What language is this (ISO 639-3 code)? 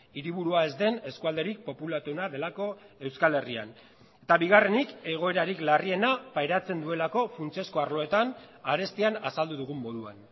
eus